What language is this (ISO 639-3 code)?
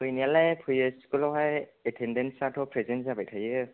brx